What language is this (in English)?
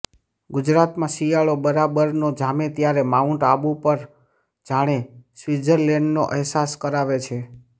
Gujarati